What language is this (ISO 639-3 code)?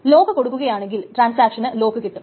mal